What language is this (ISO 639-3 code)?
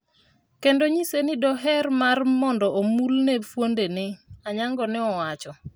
luo